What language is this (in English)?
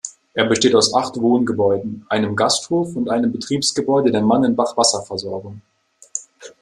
German